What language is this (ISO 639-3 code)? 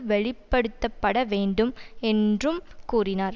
tam